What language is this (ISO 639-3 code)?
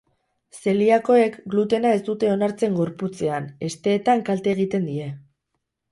eus